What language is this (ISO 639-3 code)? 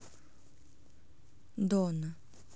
rus